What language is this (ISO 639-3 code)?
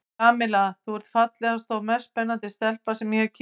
isl